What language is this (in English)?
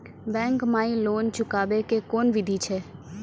Maithili